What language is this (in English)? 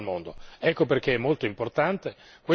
Italian